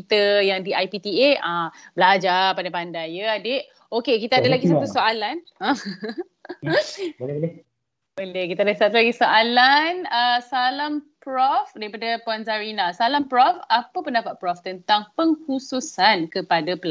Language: Malay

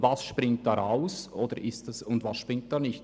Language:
Swiss German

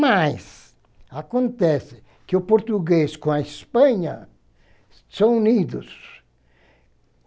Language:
Portuguese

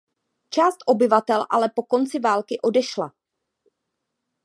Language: Czech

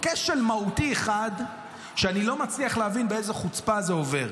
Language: Hebrew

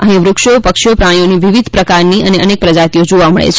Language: Gujarati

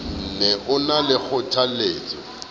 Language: Southern Sotho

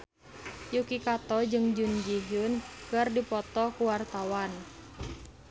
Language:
Sundanese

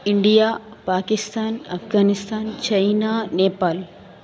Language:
Telugu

